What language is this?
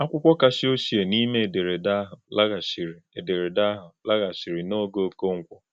Igbo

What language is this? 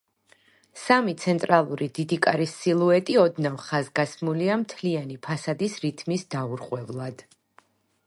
Georgian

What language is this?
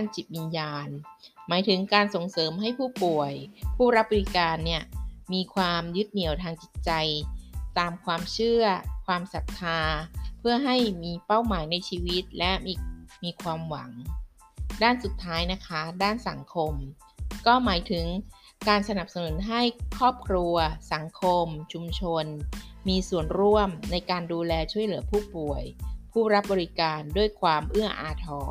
Thai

